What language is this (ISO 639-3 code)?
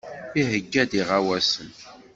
kab